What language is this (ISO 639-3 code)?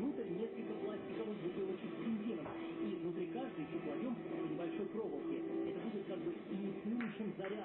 rus